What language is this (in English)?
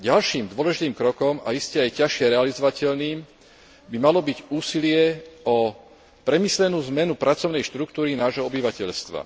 Slovak